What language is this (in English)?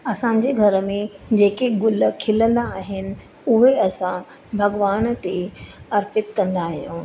Sindhi